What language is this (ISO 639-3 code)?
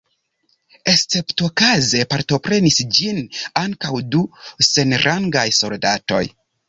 epo